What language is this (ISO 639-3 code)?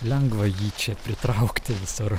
lit